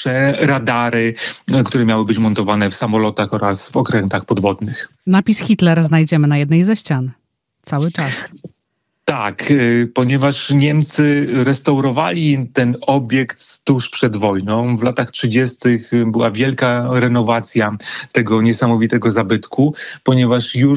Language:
Polish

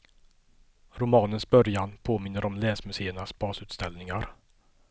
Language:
Swedish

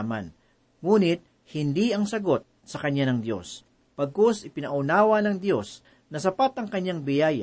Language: Filipino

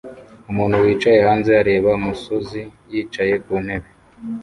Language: Kinyarwanda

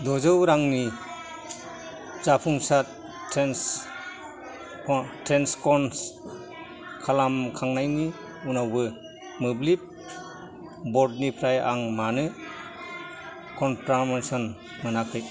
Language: Bodo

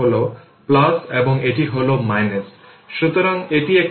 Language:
Bangla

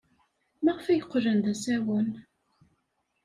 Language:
Kabyle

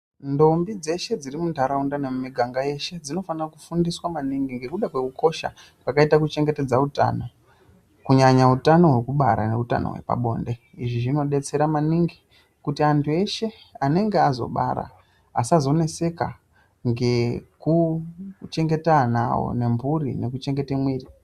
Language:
Ndau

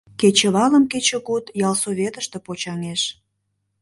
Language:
Mari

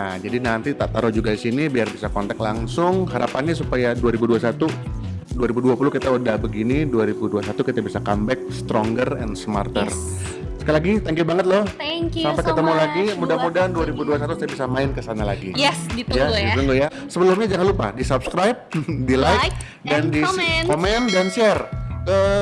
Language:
Indonesian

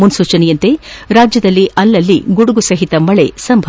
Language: Kannada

